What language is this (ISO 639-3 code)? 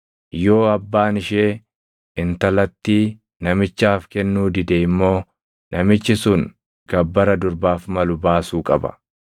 orm